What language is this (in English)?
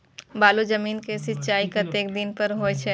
Maithili